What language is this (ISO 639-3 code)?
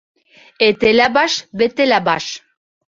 bak